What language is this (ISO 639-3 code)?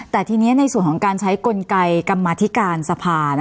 tha